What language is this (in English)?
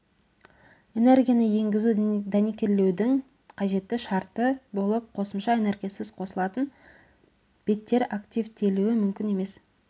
Kazakh